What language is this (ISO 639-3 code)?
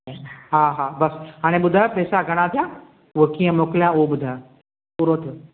snd